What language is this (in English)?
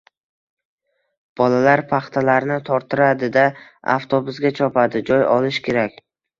Uzbek